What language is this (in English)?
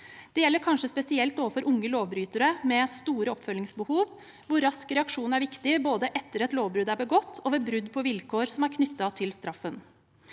Norwegian